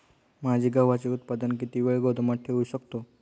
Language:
Marathi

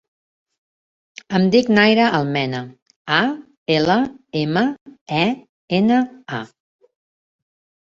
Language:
Catalan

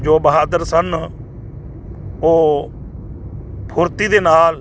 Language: Punjabi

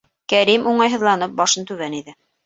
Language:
Bashkir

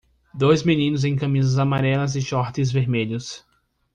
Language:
Portuguese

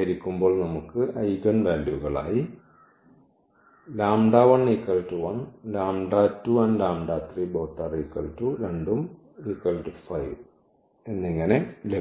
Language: Malayalam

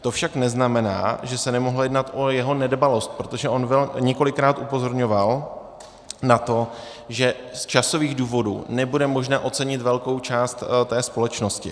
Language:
Czech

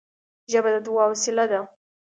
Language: Pashto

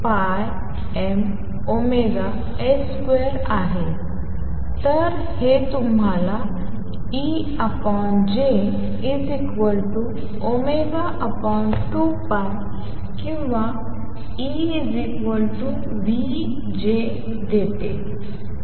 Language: Marathi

